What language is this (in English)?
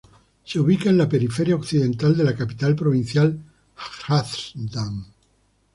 Spanish